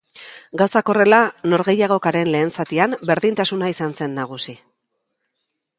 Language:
Basque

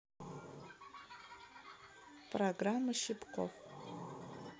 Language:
Russian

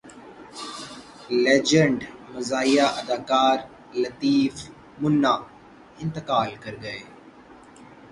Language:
Urdu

